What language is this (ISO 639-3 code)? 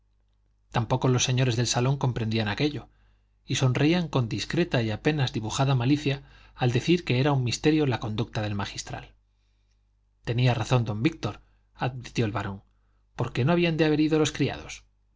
spa